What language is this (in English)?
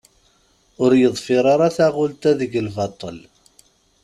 Kabyle